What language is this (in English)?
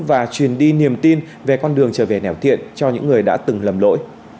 Vietnamese